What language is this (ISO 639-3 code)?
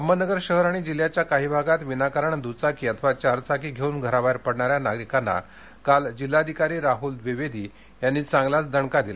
mar